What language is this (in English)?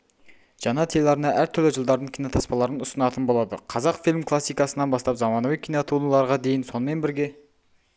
Kazakh